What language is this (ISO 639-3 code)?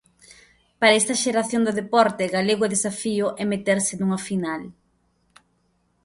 glg